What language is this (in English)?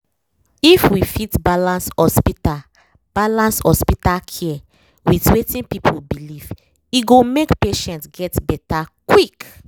Nigerian Pidgin